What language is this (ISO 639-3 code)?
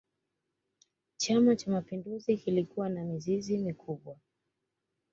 swa